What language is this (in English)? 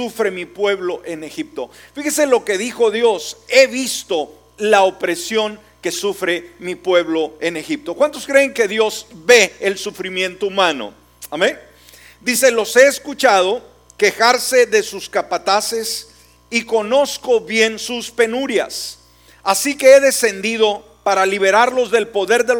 Spanish